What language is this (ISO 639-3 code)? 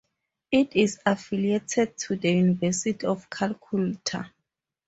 eng